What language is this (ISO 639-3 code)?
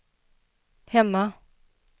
swe